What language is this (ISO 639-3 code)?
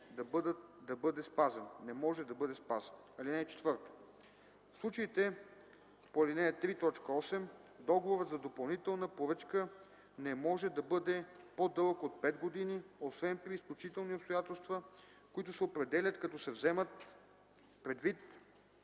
bul